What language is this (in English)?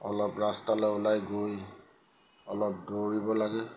Assamese